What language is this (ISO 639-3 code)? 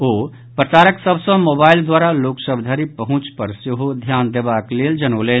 mai